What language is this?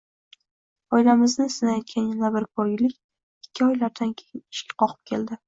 Uzbek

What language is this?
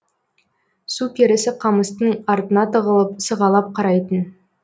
Kazakh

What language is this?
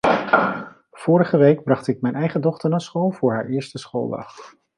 Dutch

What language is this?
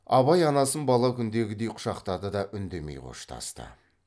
Kazakh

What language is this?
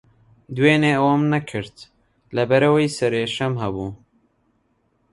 Central Kurdish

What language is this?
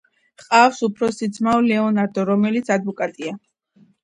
Georgian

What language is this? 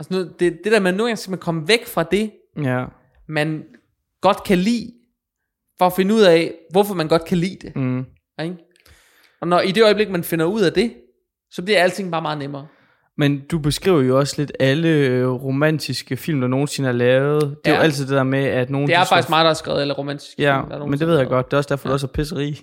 Danish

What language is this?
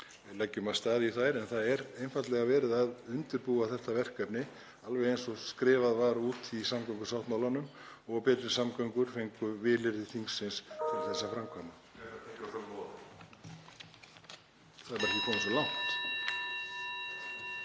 Icelandic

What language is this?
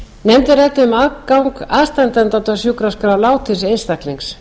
Icelandic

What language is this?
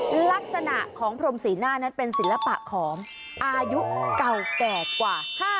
Thai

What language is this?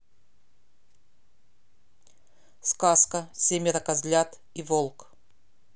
Russian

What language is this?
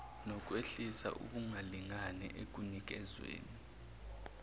Zulu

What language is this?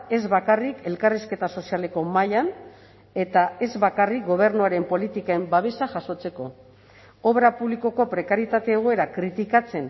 Basque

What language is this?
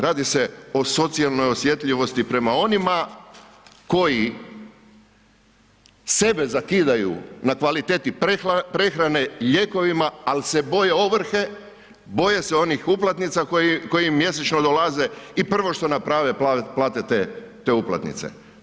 Croatian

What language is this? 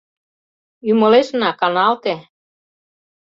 Mari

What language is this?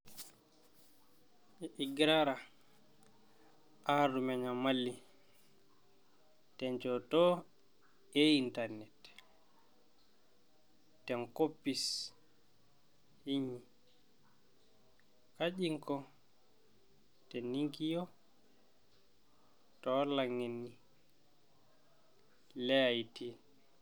Masai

